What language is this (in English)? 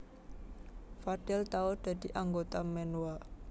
Javanese